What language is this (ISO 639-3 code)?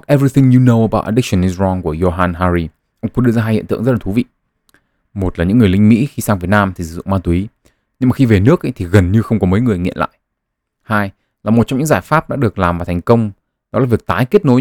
vie